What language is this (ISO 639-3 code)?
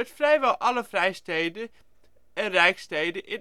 nld